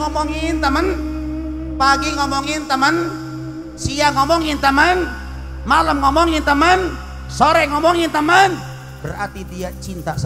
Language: Indonesian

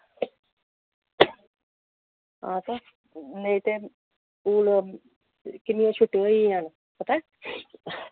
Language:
Dogri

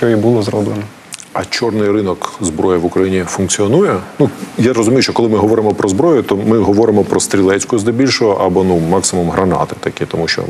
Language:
Ukrainian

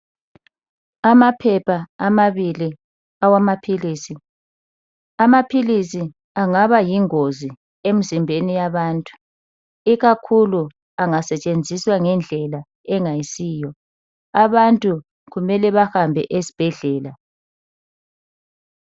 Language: North Ndebele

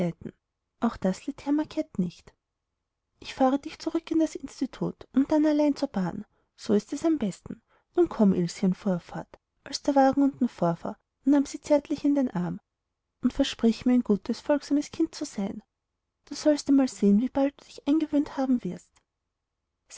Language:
German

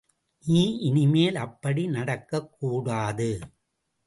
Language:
Tamil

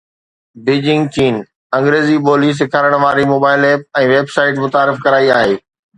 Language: Sindhi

